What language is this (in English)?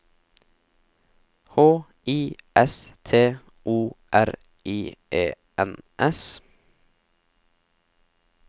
Norwegian